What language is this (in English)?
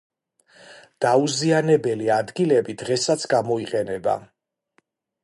Georgian